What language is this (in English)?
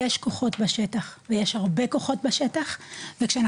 Hebrew